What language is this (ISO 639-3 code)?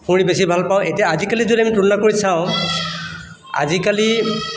asm